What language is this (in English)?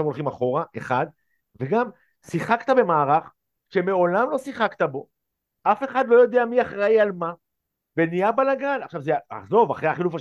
Hebrew